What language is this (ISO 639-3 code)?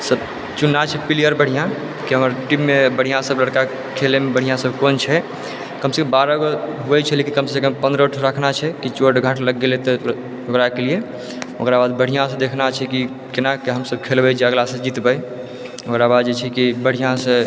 mai